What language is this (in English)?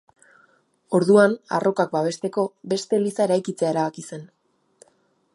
Basque